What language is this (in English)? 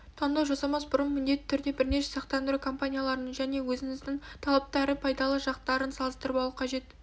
Kazakh